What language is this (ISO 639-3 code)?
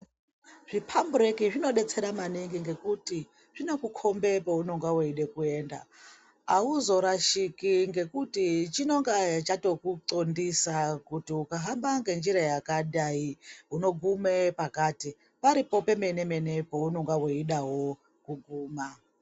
ndc